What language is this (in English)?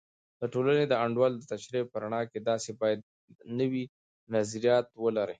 Pashto